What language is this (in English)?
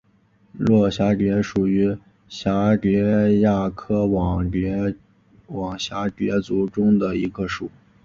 Chinese